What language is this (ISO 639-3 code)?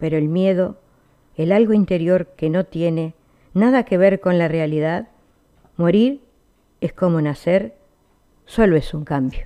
spa